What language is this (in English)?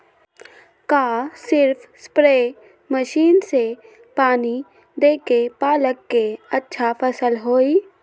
Magahi